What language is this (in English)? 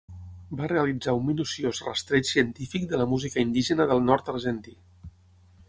Catalan